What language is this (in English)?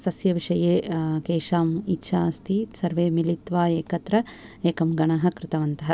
Sanskrit